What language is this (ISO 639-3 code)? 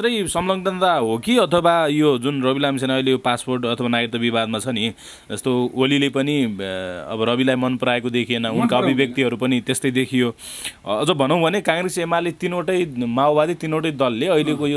ara